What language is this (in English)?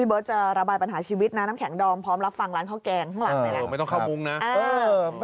Thai